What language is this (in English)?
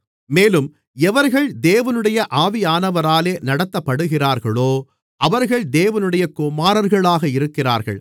Tamil